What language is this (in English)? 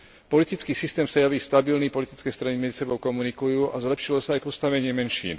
Slovak